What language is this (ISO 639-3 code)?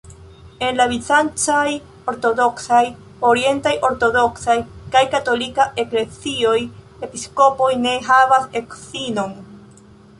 epo